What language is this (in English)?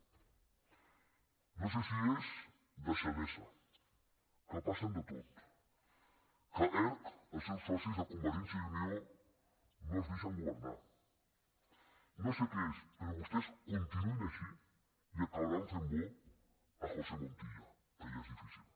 Catalan